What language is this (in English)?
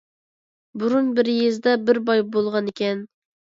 Uyghur